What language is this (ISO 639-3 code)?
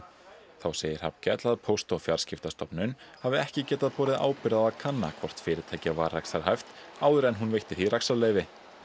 isl